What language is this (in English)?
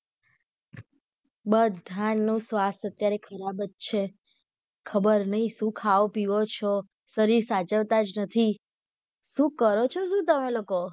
Gujarati